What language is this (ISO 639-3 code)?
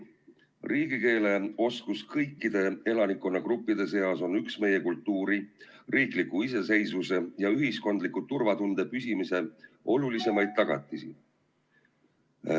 est